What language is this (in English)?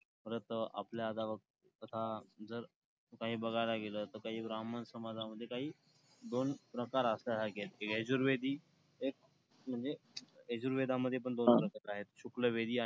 Marathi